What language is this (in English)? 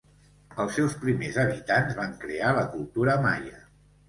Catalan